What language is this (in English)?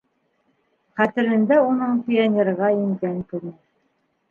Bashkir